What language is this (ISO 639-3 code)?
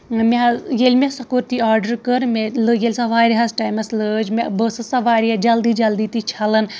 kas